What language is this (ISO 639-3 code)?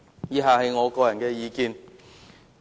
yue